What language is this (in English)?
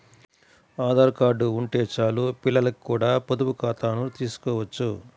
Telugu